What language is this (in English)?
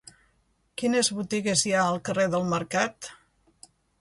Catalan